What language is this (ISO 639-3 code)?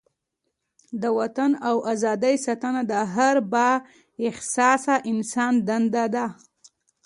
pus